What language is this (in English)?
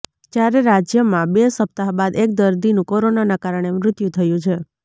Gujarati